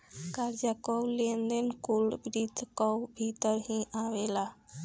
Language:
Bhojpuri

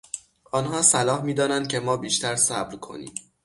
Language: Persian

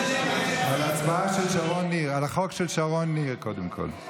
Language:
Hebrew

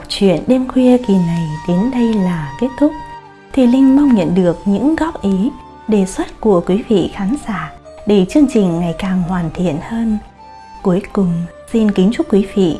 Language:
Vietnamese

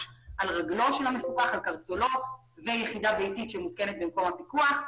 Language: Hebrew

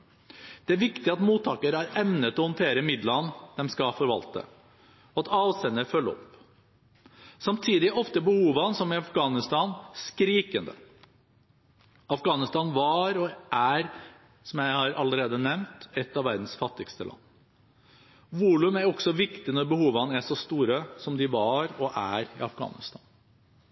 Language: Norwegian Bokmål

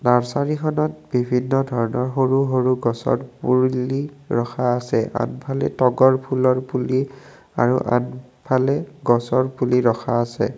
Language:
Assamese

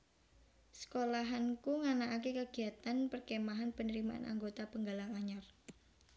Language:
Javanese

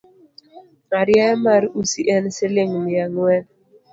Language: Luo (Kenya and Tanzania)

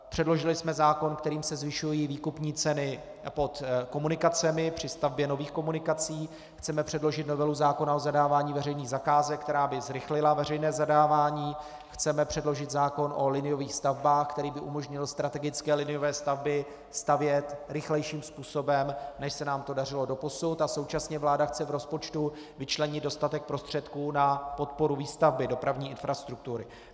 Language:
Czech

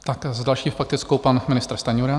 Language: Czech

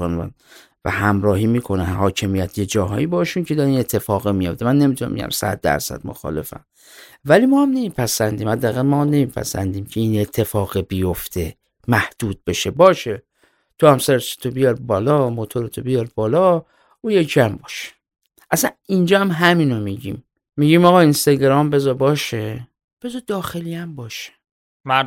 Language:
Persian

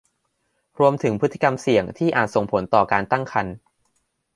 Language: Thai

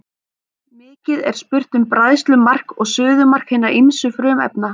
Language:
Icelandic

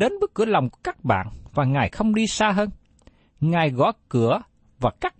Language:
Vietnamese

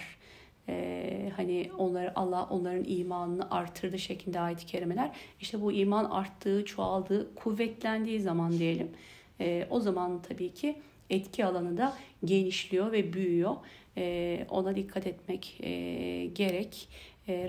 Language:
Turkish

